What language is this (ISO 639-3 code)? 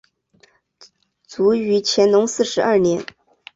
zho